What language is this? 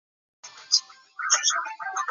Chinese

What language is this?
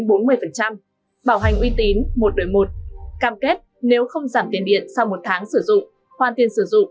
Vietnamese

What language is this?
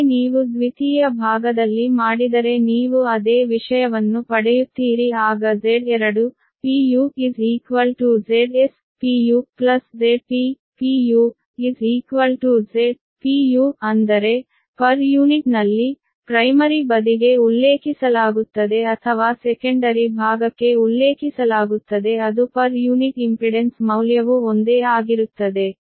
Kannada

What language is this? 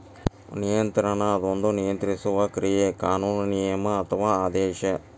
Kannada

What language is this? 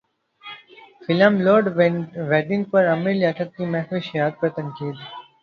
Urdu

